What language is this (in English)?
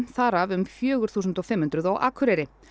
Icelandic